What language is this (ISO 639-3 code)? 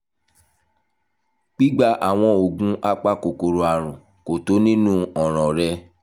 yor